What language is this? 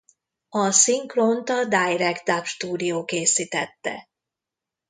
Hungarian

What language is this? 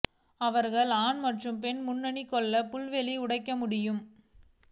Tamil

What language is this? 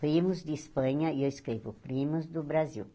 Portuguese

